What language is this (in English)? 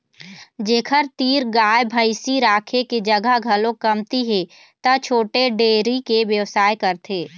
Chhattisgarhi